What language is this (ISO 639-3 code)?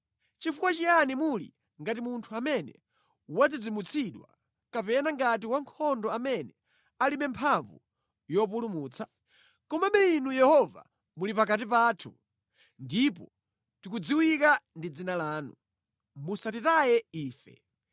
nya